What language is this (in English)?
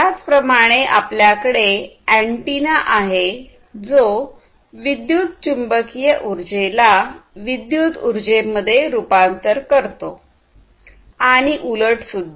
Marathi